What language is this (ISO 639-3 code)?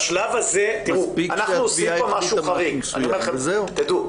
heb